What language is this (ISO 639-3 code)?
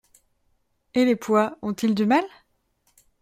fra